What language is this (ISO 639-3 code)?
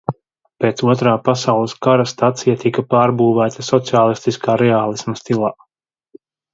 lav